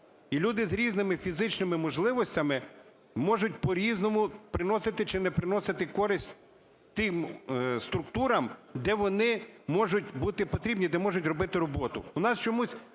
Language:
Ukrainian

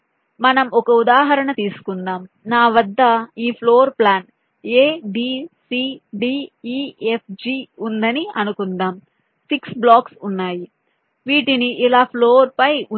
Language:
Telugu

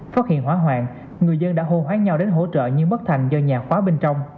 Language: Vietnamese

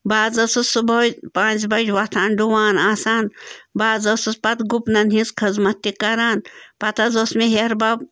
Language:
Kashmiri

